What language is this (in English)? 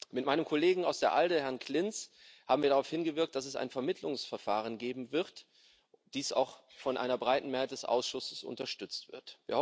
German